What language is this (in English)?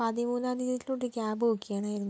Malayalam